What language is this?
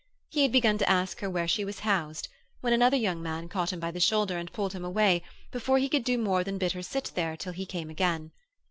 English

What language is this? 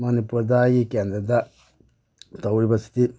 Manipuri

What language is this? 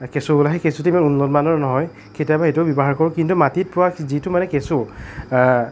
Assamese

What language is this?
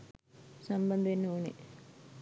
Sinhala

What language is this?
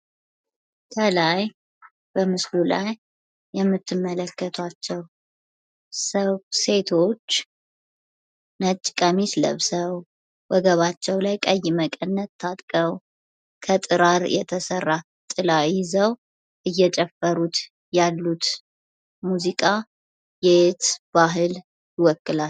Amharic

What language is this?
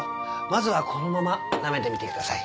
Japanese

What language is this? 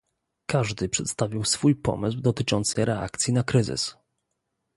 Polish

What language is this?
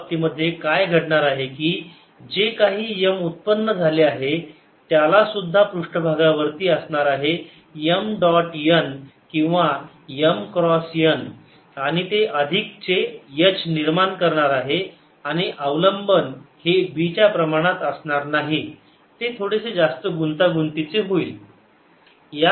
Marathi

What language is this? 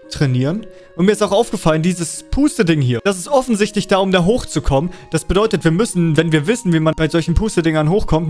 German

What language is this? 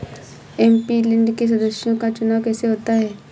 Hindi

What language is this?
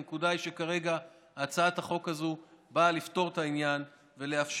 Hebrew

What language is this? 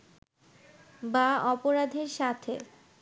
Bangla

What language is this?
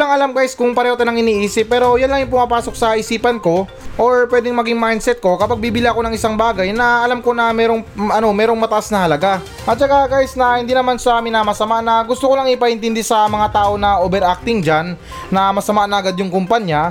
Filipino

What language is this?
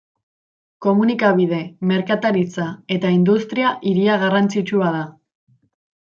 Basque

